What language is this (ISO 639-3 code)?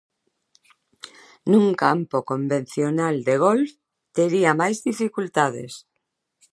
glg